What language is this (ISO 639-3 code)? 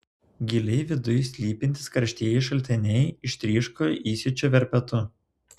lit